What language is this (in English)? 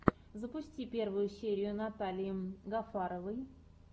Russian